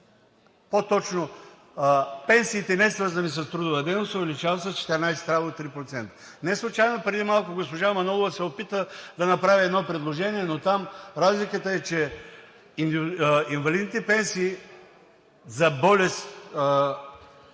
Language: Bulgarian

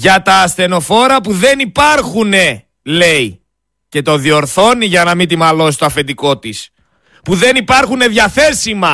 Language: Greek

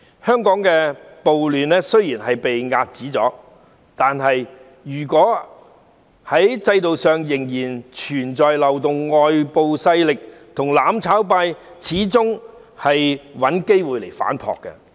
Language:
Cantonese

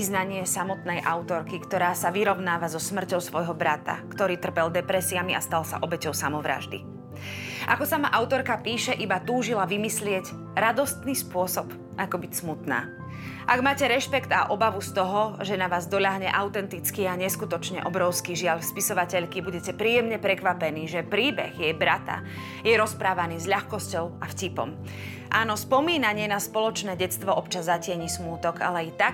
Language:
Slovak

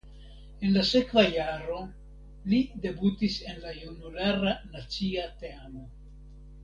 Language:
Esperanto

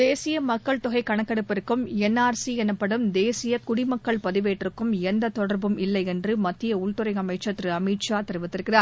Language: Tamil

